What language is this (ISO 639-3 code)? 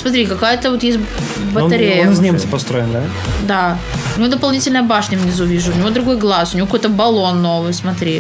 rus